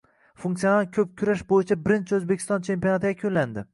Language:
Uzbek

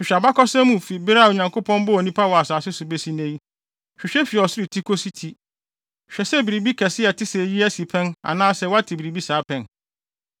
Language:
Akan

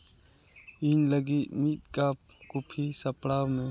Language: Santali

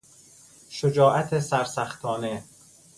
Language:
Persian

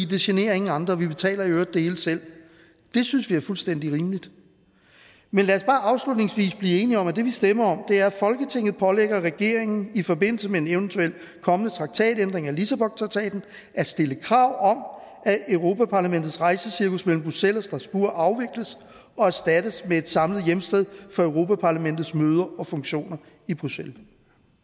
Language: Danish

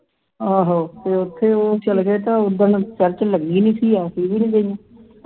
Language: Punjabi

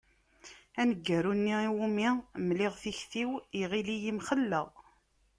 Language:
Kabyle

